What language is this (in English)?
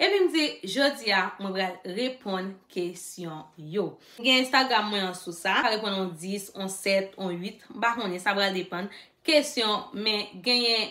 French